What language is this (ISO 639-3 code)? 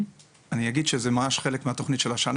heb